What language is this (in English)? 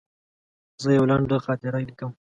Pashto